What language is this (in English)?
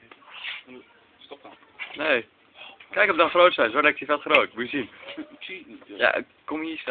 Dutch